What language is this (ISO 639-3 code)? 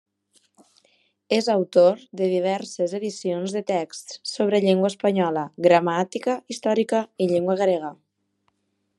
cat